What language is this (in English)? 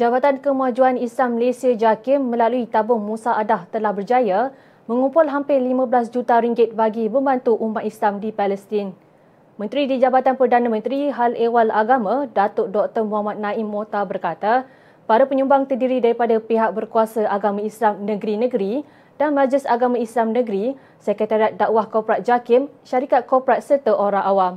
Malay